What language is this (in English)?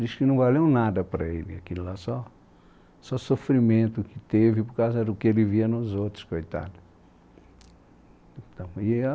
Portuguese